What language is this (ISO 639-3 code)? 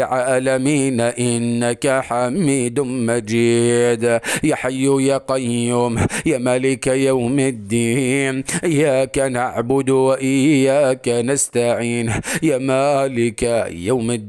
ara